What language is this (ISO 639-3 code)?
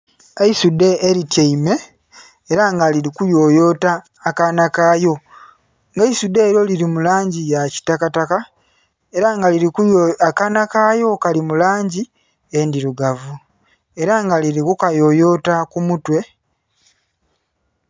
xog